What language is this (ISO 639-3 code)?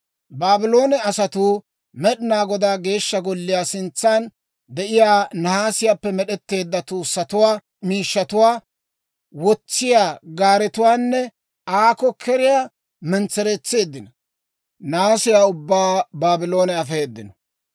dwr